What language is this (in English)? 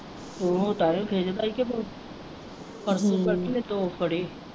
Punjabi